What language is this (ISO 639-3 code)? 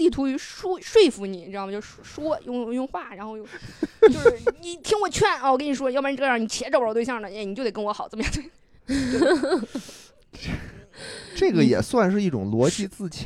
zho